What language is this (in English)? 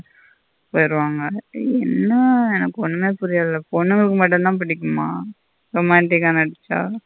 Tamil